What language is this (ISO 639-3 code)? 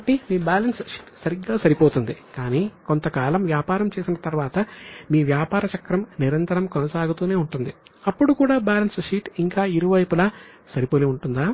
tel